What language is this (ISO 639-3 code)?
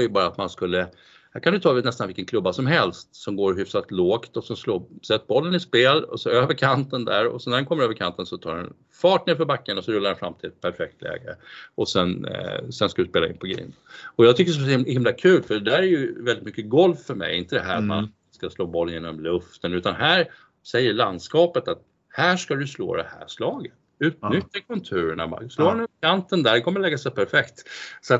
swe